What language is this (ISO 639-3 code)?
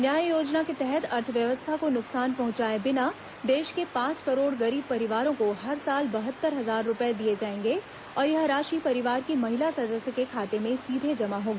hin